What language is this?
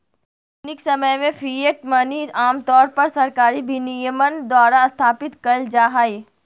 Magahi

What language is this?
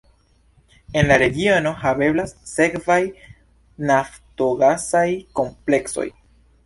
Esperanto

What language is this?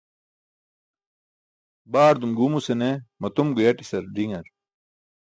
Burushaski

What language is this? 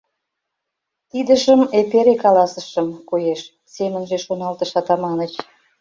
Mari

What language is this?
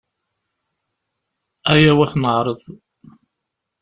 Kabyle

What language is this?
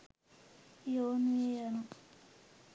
Sinhala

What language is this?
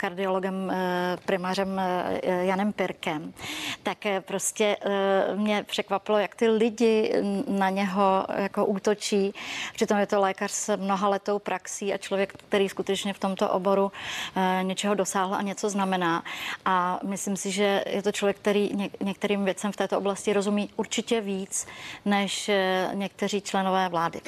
Czech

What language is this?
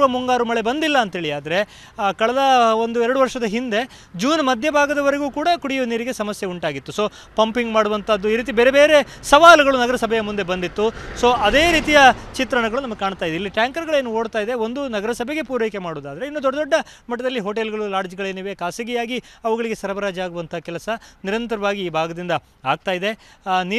Kannada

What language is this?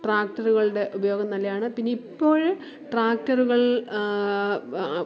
Malayalam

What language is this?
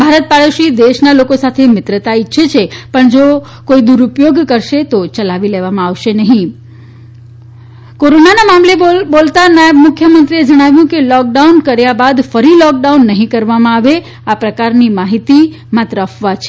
Gujarati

